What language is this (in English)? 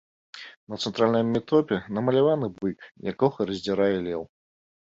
Belarusian